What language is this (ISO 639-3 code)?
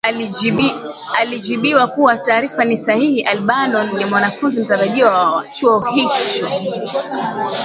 swa